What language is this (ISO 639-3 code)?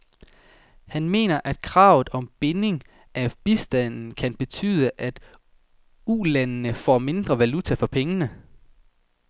dan